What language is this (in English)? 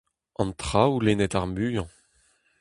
Breton